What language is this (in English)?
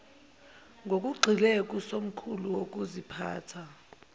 Zulu